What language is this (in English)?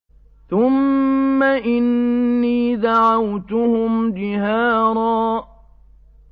Arabic